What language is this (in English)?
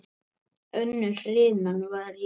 Icelandic